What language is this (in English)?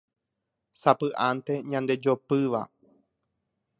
Guarani